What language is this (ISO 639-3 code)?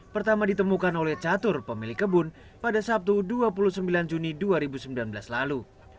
ind